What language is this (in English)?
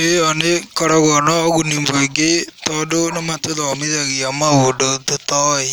Kikuyu